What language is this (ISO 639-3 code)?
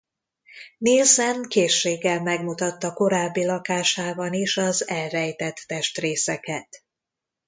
hun